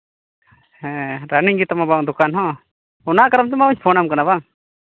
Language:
Santali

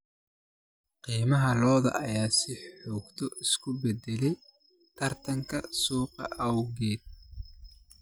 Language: Somali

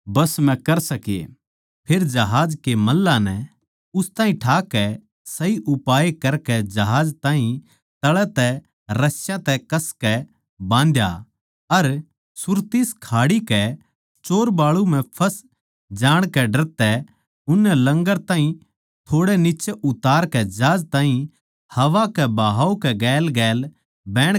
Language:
Haryanvi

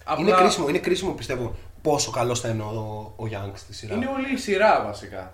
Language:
Greek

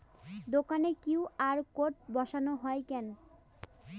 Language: Bangla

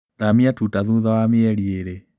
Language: Kikuyu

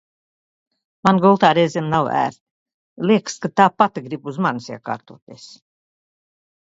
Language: Latvian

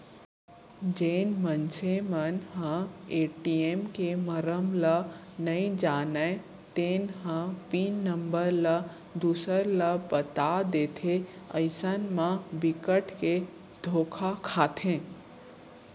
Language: Chhattisgarhi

